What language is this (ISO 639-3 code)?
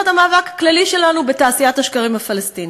heb